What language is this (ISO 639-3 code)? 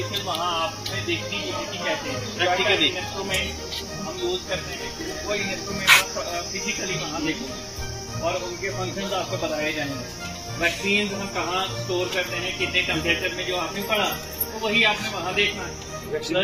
ron